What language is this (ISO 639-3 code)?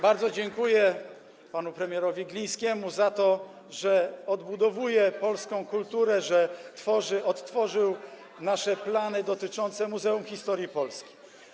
pol